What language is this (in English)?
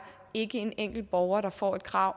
Danish